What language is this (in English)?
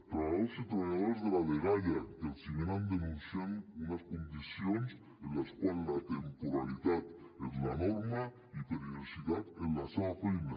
Catalan